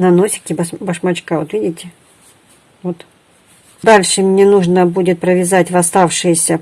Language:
Russian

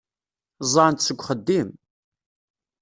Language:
Kabyle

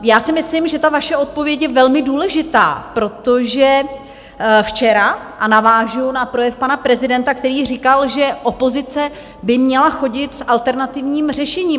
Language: Czech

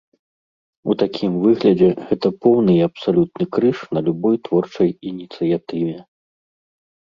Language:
Belarusian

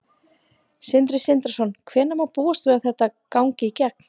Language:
Icelandic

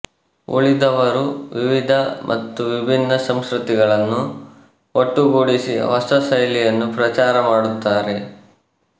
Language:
Kannada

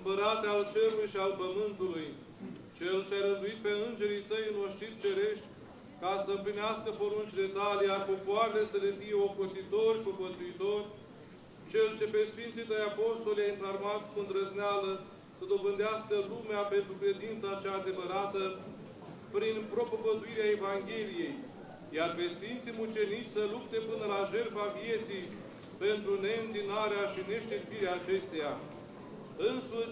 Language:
Romanian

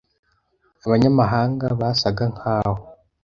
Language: Kinyarwanda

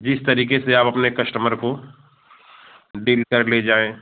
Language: Hindi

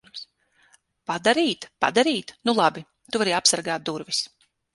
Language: Latvian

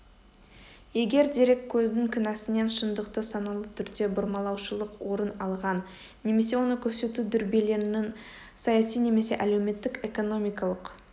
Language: Kazakh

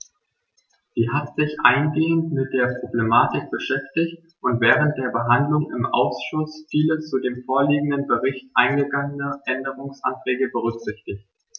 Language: German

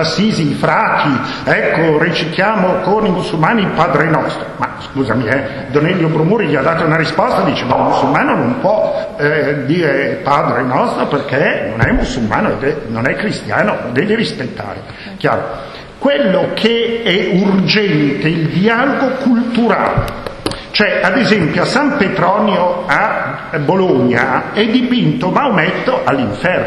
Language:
Italian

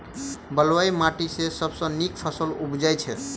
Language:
Maithili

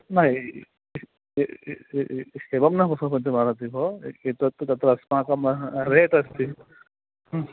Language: Sanskrit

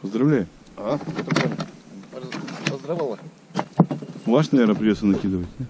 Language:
Russian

